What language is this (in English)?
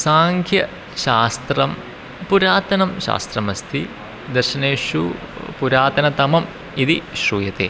Sanskrit